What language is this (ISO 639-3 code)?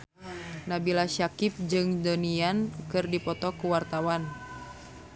sun